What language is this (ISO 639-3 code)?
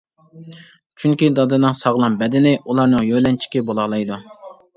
uig